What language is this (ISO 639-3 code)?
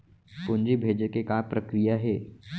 hne